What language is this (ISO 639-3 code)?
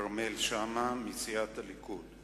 heb